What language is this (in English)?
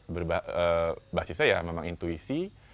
Indonesian